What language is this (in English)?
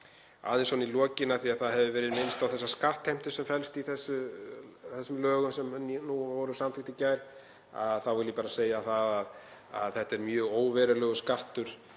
Icelandic